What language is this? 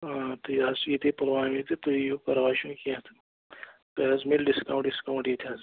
Kashmiri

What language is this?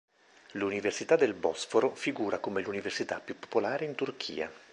Italian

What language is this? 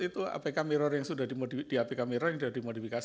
Indonesian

